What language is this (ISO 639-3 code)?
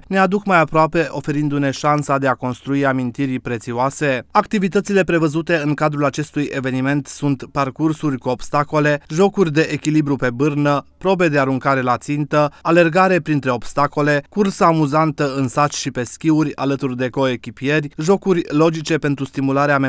ron